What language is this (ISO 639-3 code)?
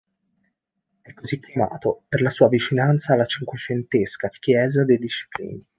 ita